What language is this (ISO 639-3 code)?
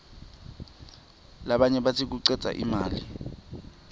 ssw